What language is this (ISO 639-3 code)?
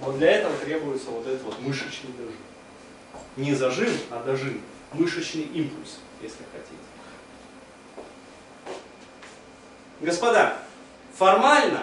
rus